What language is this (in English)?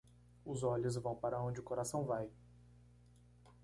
Portuguese